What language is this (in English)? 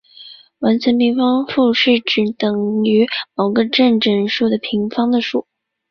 Chinese